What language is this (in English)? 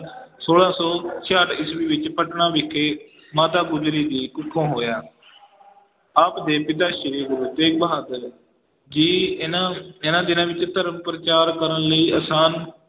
Punjabi